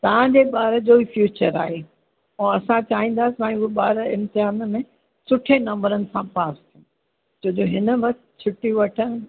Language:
Sindhi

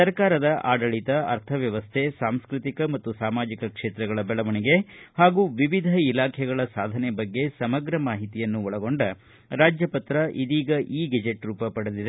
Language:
Kannada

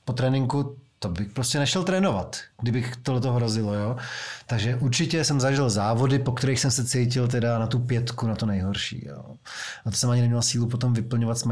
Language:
Czech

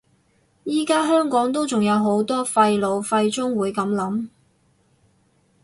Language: Cantonese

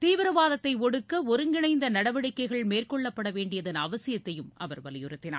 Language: Tamil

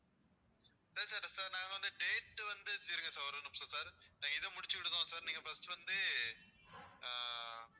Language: Tamil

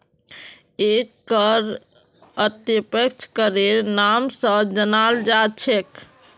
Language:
Magahi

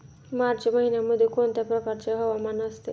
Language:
Marathi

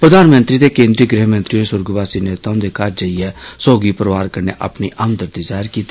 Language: Dogri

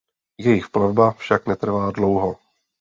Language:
Czech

